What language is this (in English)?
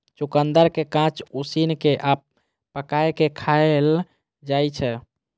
Maithili